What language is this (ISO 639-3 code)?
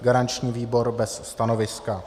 ces